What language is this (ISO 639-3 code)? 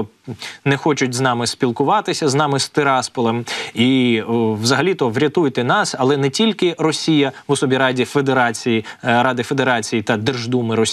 ukr